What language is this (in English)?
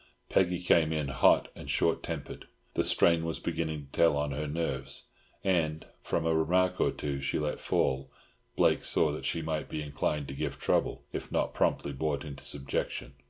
English